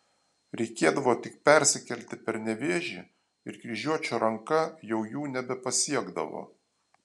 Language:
Lithuanian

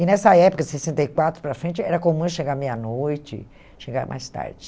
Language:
Portuguese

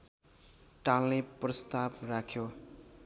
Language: Nepali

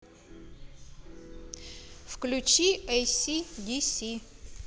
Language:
Russian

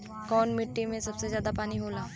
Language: Bhojpuri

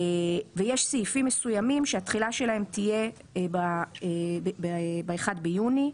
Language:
Hebrew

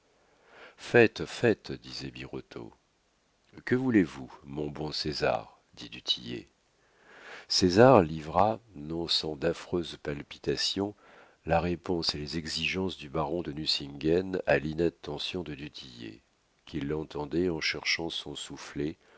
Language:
French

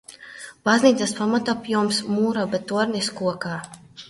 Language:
Latvian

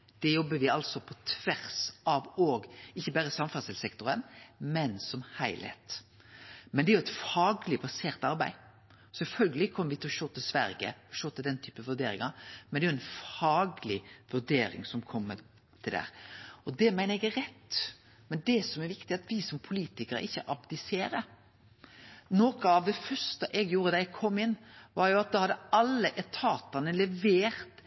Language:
Norwegian Nynorsk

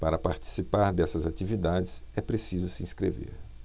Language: Portuguese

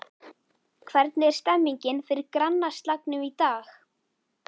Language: Icelandic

